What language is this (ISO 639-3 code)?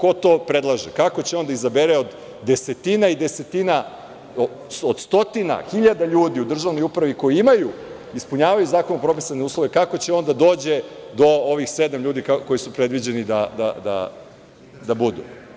srp